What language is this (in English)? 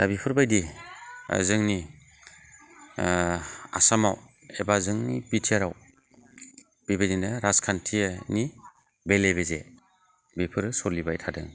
Bodo